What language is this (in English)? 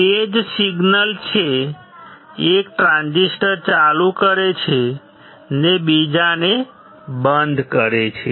Gujarati